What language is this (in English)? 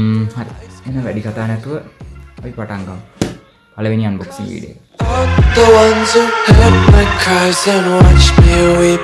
Indonesian